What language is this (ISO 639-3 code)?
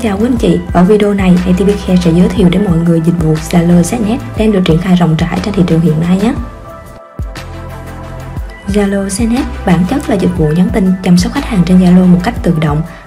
vie